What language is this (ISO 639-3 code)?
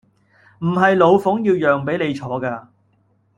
yue